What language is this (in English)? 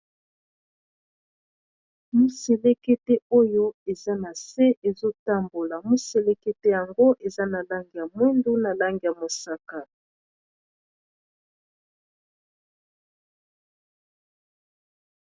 Lingala